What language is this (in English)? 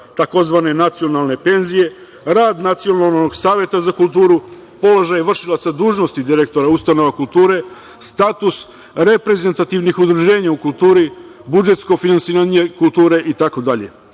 Serbian